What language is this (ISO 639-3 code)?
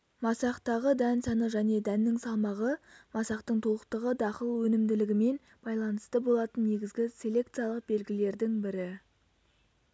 kaz